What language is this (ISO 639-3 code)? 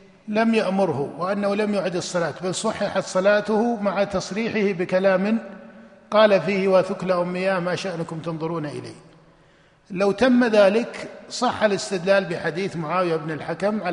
ara